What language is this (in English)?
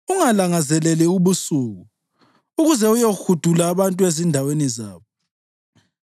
North Ndebele